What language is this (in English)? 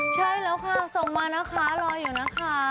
Thai